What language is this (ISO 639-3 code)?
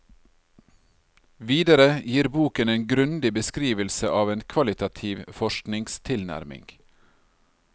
nor